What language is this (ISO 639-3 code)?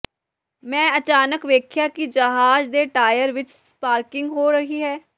pan